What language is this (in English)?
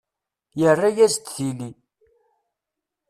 Kabyle